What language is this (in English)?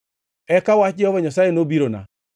Luo (Kenya and Tanzania)